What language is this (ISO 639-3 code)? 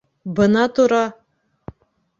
bak